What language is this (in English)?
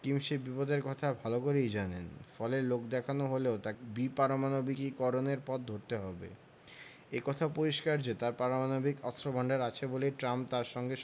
Bangla